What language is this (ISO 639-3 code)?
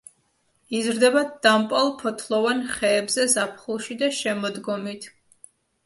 kat